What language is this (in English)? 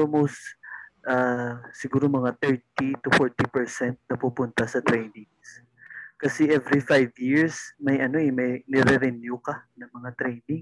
Filipino